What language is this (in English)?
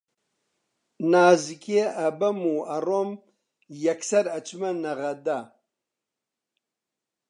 Central Kurdish